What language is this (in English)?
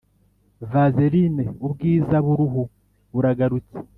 Kinyarwanda